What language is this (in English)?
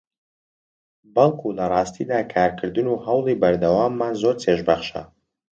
Central Kurdish